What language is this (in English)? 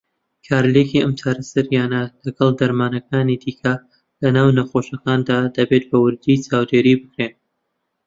Central Kurdish